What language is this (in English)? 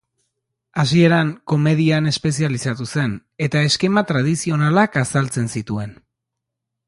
Basque